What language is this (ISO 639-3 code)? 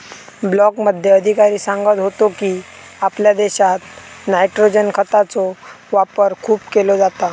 mar